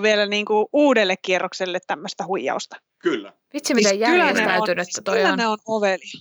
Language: Finnish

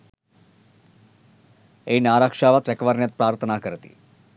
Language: Sinhala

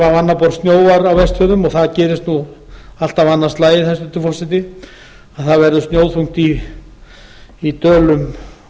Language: Icelandic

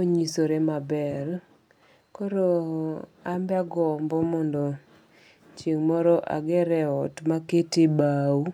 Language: Luo (Kenya and Tanzania)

